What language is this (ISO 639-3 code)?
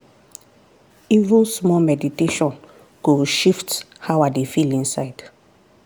pcm